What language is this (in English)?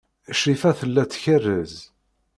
Kabyle